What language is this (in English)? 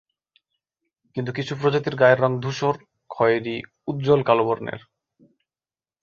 Bangla